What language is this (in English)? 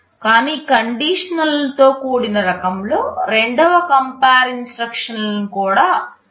Telugu